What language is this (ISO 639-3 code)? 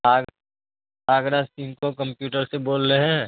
urd